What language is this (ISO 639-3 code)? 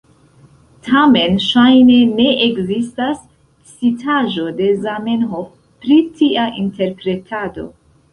epo